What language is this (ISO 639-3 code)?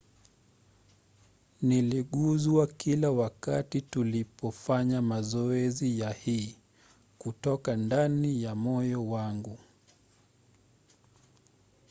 swa